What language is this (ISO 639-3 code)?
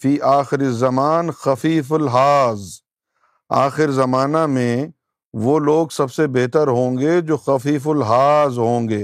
urd